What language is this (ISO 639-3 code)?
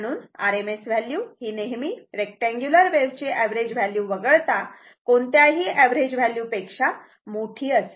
mar